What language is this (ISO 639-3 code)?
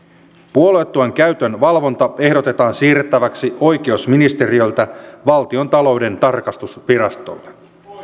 fin